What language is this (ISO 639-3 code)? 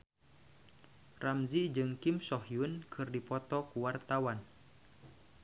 sun